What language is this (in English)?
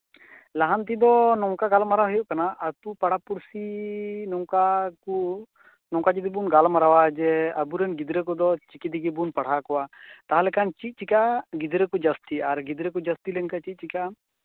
Santali